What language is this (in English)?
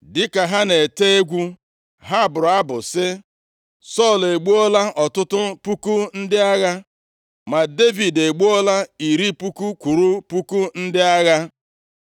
Igbo